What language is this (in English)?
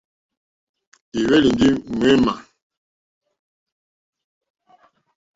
Mokpwe